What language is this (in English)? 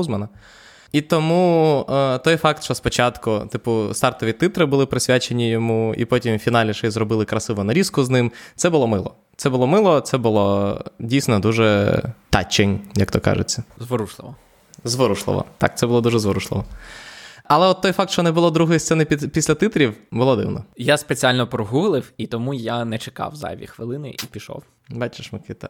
Ukrainian